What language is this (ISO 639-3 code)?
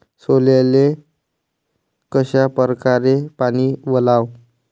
mar